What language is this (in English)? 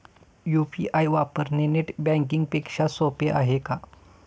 Marathi